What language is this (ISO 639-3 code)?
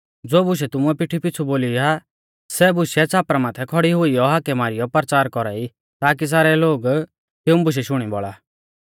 bfz